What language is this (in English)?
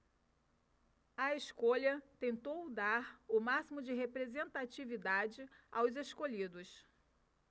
Portuguese